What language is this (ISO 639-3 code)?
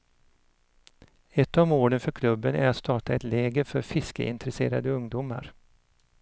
swe